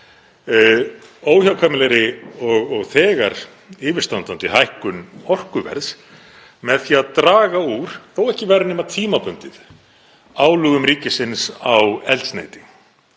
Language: Icelandic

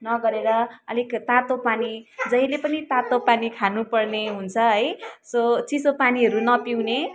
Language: Nepali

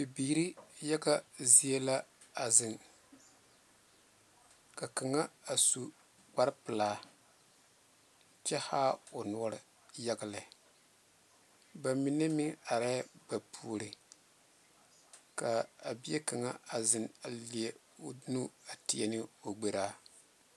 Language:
Southern Dagaare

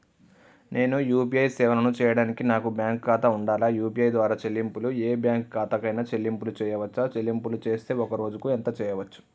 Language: Telugu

